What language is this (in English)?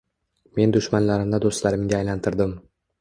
Uzbek